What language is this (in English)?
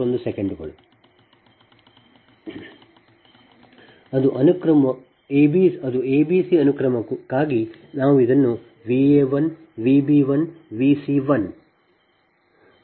Kannada